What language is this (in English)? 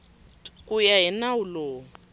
Tsonga